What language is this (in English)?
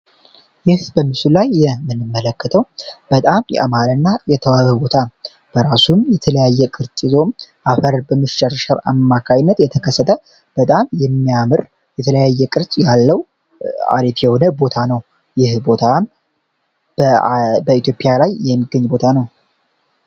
Amharic